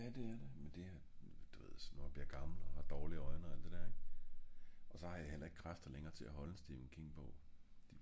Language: Danish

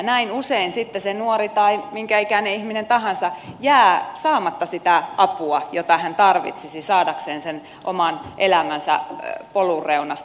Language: Finnish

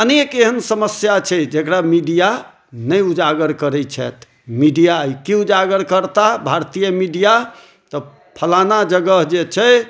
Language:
Maithili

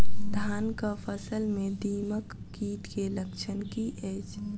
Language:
Maithili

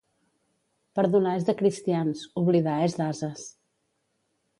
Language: Catalan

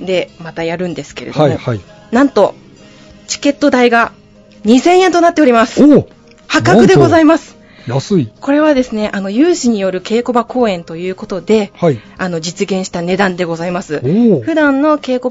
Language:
Japanese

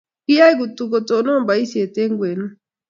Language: Kalenjin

